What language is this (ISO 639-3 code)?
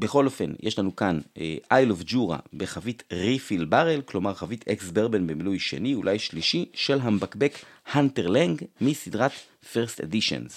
heb